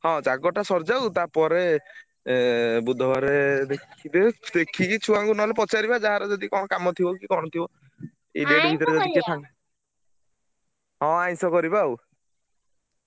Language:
Odia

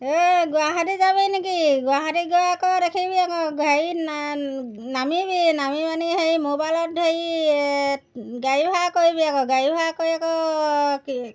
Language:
Assamese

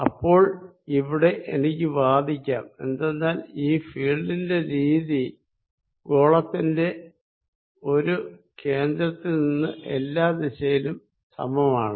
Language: Malayalam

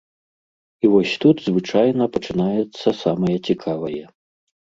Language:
Belarusian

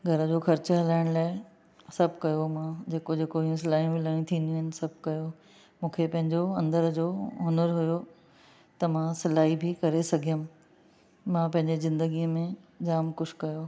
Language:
Sindhi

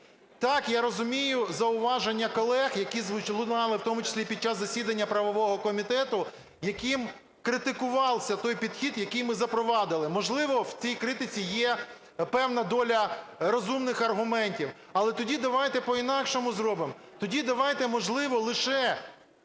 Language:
Ukrainian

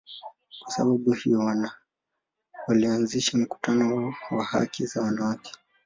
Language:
Swahili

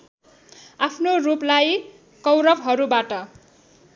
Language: Nepali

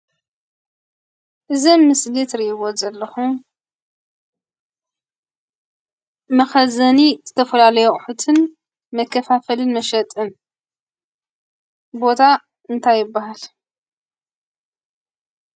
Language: Tigrinya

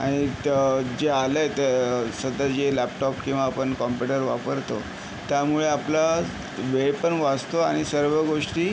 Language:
Marathi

